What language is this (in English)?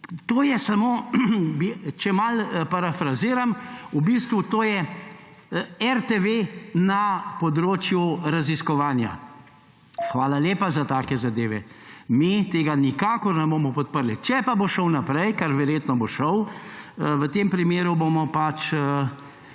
Slovenian